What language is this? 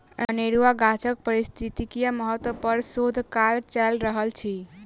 Maithili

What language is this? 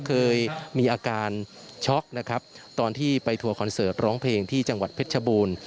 Thai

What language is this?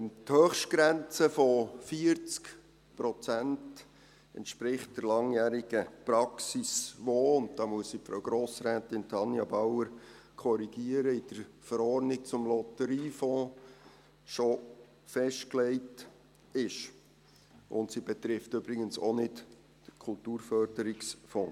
Swiss German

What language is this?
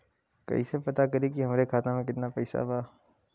Bhojpuri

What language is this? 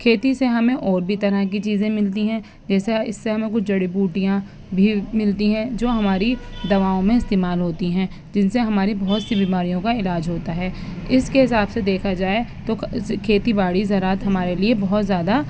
Urdu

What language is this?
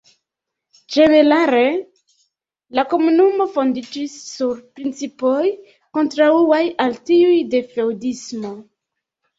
Esperanto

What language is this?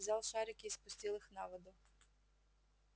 Russian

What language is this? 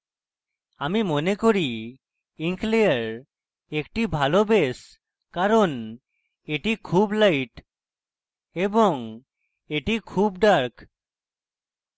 Bangla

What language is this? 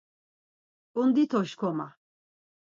Laz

